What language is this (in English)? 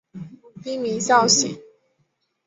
Chinese